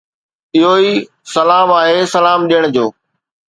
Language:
Sindhi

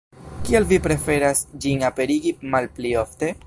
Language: Esperanto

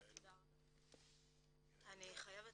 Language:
Hebrew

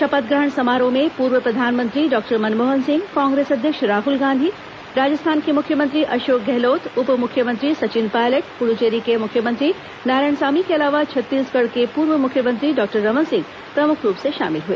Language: Hindi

